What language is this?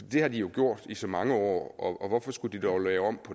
Danish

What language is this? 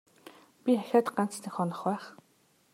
Mongolian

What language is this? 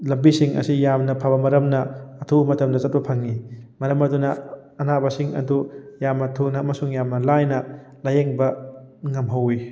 Manipuri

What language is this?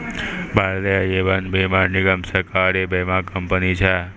Maithili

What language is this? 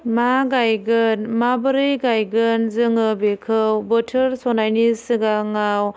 Bodo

